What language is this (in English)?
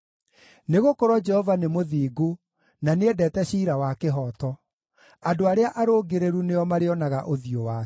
Kikuyu